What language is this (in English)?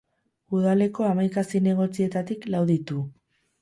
Basque